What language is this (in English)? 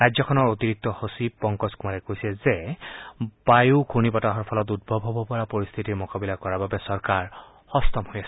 Assamese